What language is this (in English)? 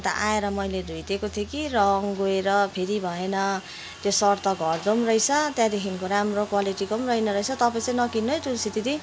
Nepali